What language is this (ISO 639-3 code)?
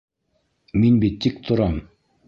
bak